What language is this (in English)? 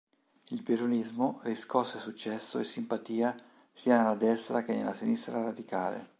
Italian